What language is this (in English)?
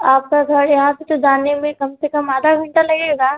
Hindi